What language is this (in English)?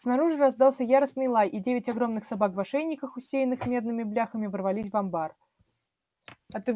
Russian